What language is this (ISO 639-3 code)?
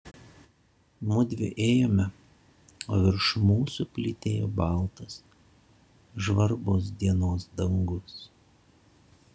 lit